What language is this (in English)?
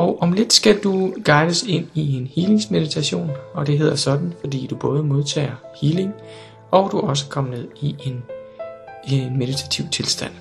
Danish